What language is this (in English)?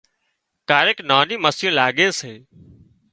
Wadiyara Koli